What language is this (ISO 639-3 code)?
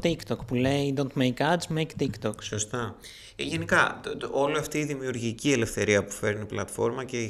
ell